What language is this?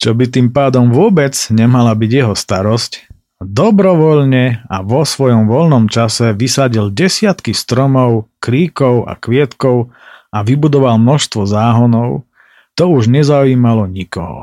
Slovak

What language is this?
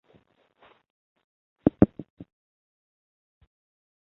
Chinese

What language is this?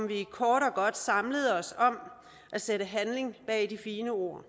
Danish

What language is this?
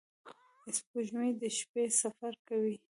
Pashto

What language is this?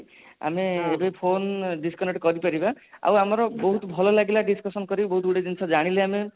Odia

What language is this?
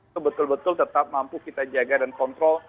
Indonesian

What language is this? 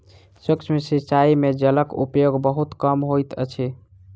Maithili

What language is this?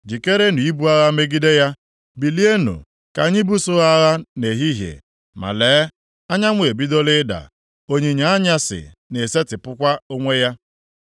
Igbo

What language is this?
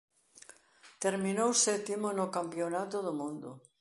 Galician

